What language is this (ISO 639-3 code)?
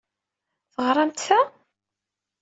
kab